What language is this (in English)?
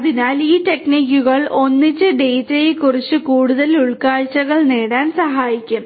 Malayalam